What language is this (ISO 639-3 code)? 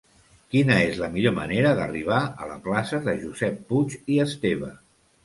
cat